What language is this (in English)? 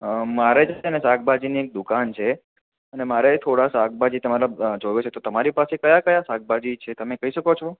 Gujarati